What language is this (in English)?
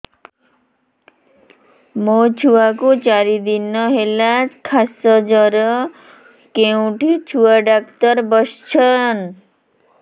Odia